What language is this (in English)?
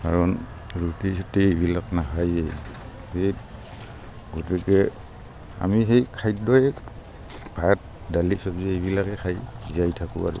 Assamese